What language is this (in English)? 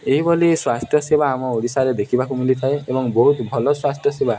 Odia